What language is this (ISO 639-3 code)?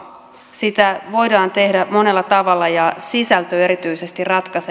fin